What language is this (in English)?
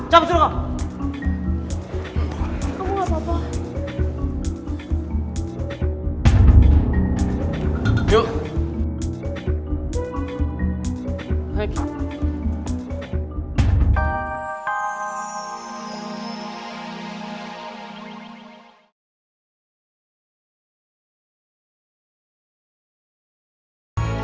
Indonesian